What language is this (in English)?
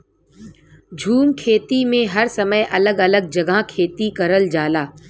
Bhojpuri